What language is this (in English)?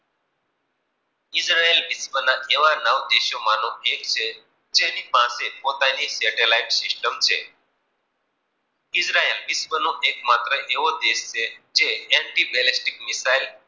Gujarati